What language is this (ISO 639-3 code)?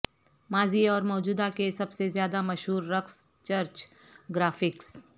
urd